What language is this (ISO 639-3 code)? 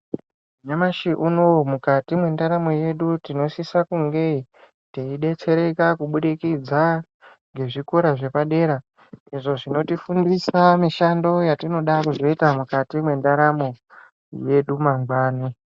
ndc